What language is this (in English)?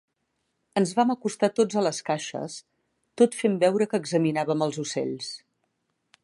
Catalan